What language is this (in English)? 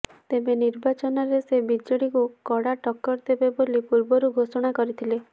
Odia